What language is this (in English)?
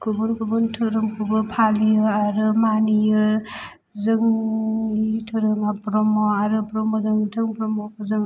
Bodo